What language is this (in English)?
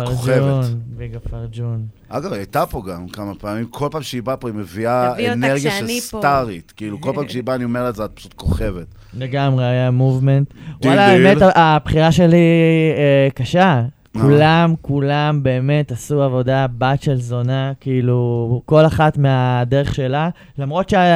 Hebrew